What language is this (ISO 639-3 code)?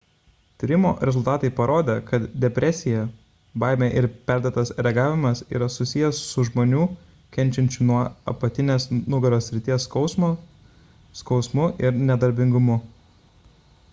lit